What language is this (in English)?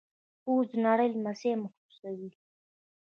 Pashto